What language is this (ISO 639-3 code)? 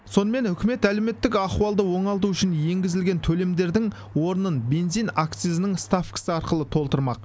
kaz